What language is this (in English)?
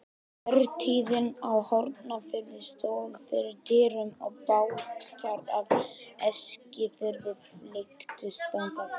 Icelandic